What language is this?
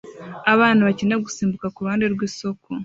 Kinyarwanda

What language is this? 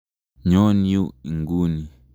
Kalenjin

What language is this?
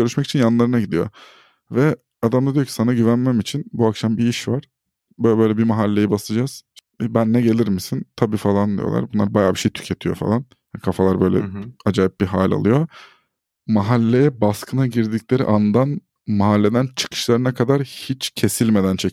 Turkish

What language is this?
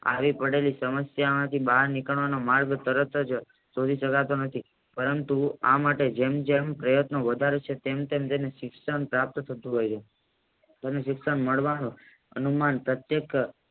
Gujarati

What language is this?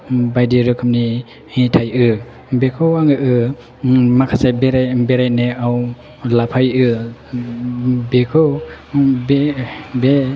Bodo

